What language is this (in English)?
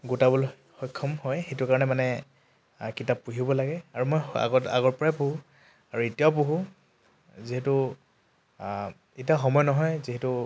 Assamese